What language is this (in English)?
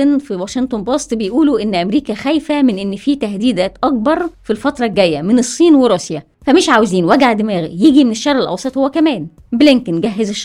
Arabic